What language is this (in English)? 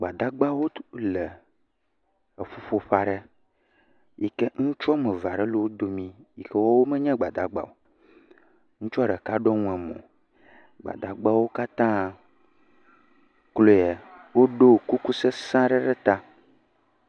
Ewe